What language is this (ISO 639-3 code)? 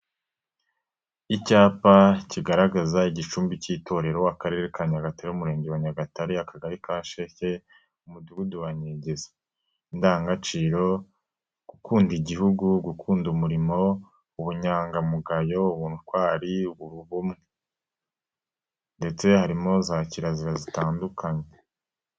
kin